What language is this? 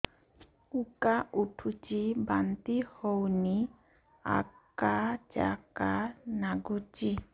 Odia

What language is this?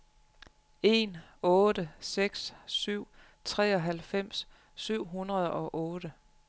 Danish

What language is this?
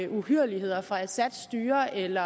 Danish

